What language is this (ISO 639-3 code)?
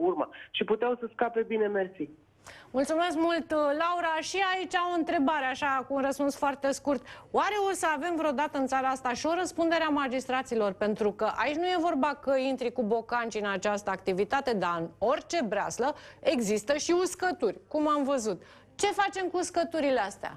ron